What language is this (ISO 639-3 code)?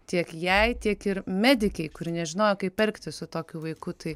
lit